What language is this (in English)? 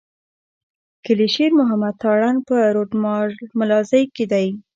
Pashto